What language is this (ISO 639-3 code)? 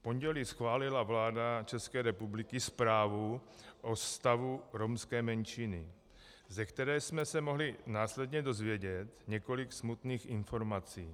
ces